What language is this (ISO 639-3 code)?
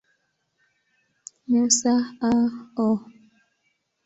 swa